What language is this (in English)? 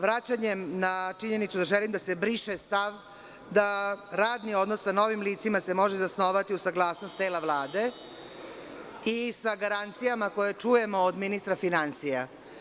Serbian